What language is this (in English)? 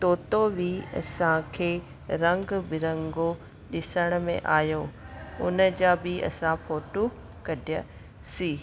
Sindhi